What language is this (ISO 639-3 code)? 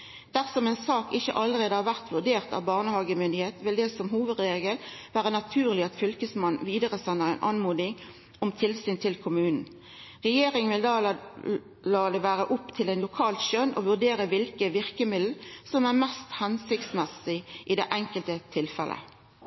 nno